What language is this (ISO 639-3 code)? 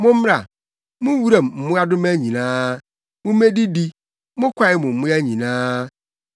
aka